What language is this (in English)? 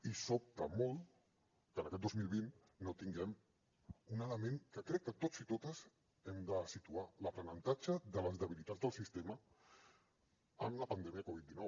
Catalan